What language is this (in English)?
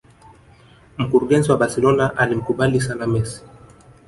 Swahili